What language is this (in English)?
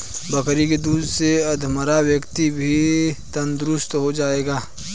Hindi